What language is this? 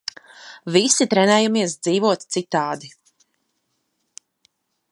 Latvian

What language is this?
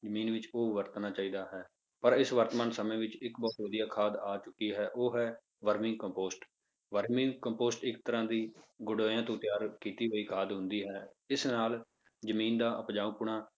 Punjabi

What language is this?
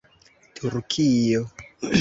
Esperanto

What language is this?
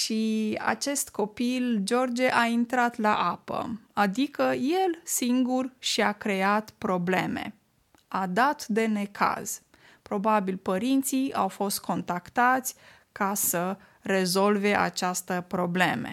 Romanian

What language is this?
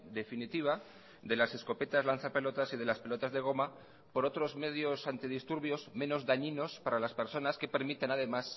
Spanish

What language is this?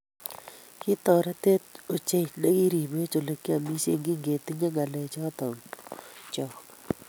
Kalenjin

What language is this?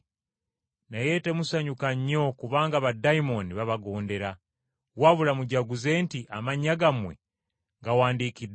Ganda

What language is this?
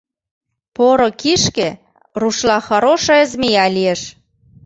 Mari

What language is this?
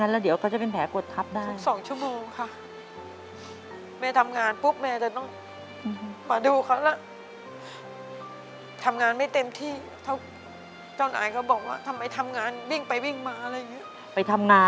Thai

